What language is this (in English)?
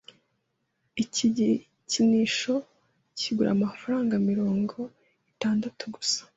Kinyarwanda